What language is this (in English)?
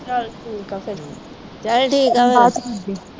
Punjabi